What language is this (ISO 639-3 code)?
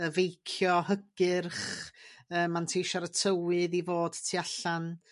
cym